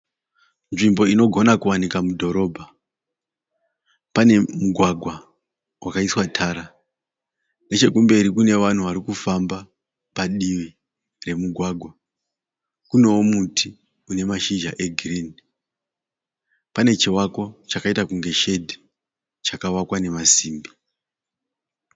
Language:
Shona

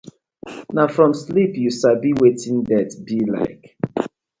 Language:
Nigerian Pidgin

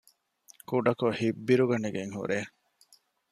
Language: Divehi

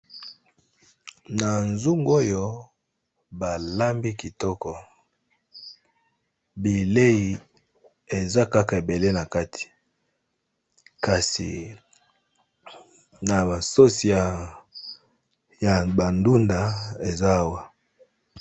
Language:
Lingala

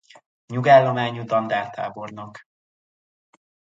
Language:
Hungarian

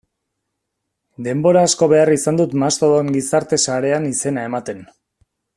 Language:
Basque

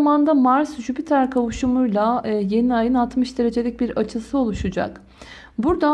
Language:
Turkish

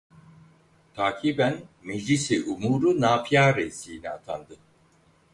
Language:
Turkish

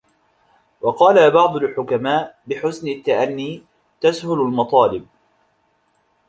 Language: Arabic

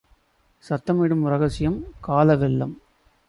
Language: Tamil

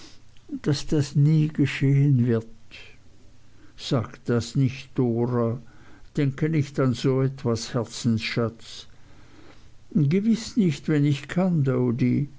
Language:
German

